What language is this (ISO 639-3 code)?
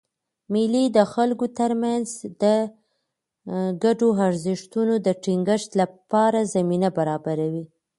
pus